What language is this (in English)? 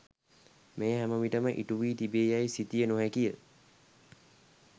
Sinhala